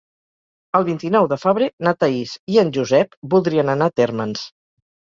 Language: Catalan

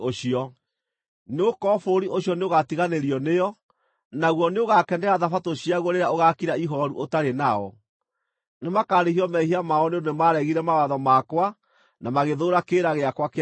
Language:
Kikuyu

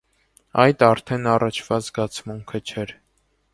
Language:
Armenian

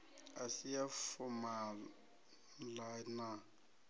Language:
Venda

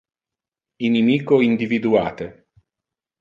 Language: Interlingua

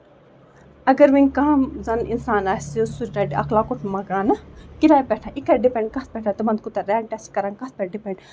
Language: Kashmiri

